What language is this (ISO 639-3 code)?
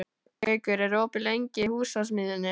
isl